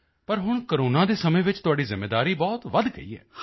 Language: Punjabi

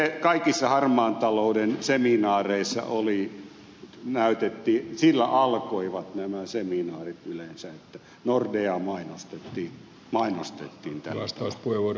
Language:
Finnish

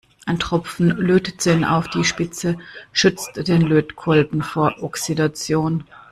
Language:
German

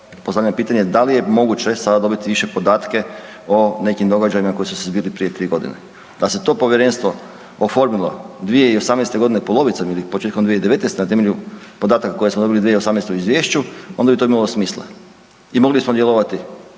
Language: Croatian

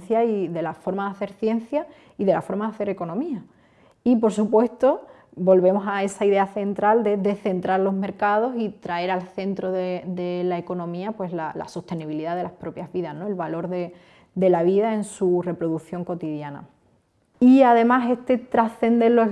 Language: Spanish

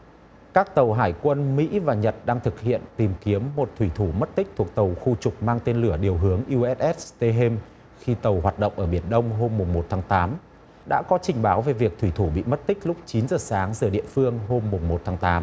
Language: Vietnamese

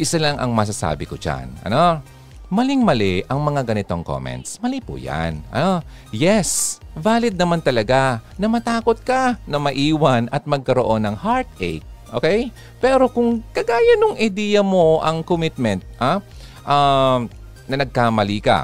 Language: Filipino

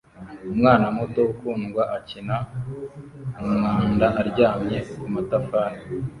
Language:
Kinyarwanda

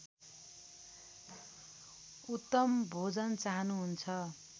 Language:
Nepali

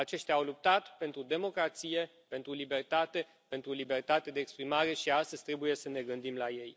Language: Romanian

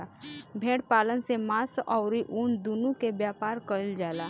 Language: Bhojpuri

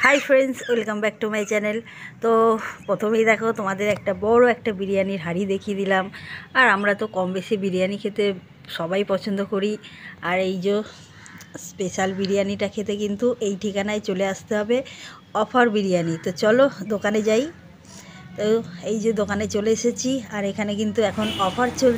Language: Bangla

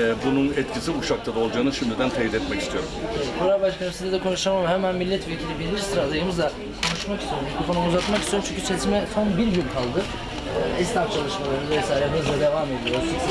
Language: Turkish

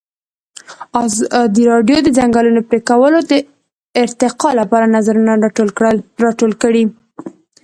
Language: Pashto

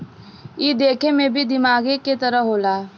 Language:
Bhojpuri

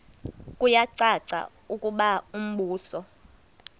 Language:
Xhosa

